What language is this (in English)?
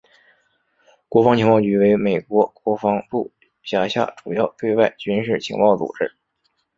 Chinese